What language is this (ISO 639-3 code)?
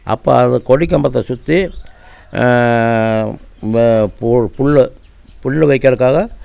tam